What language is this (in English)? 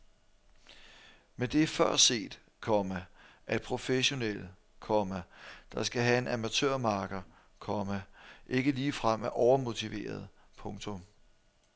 Danish